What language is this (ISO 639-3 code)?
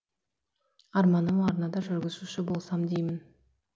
kaz